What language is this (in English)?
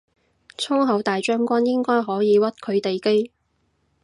Cantonese